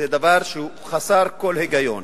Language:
Hebrew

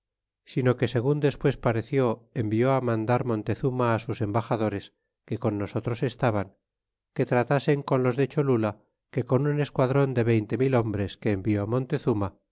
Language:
Spanish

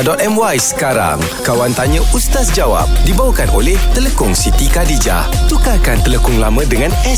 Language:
Malay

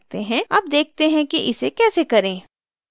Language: Hindi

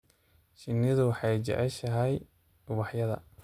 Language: Somali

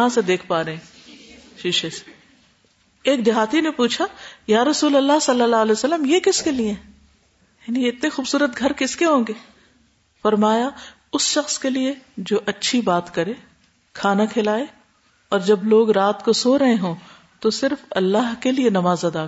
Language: Urdu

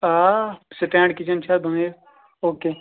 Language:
Kashmiri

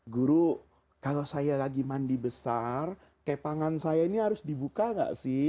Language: Indonesian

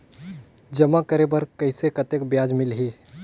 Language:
Chhattisgarhi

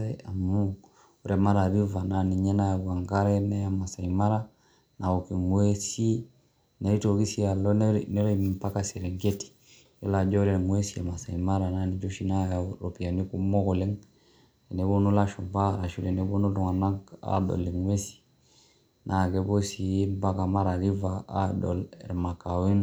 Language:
Masai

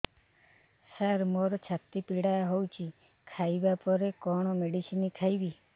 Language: Odia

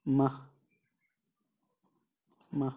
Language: Kashmiri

